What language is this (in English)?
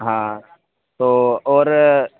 Urdu